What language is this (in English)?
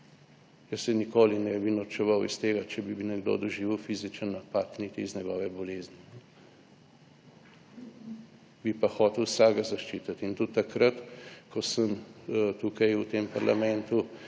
Slovenian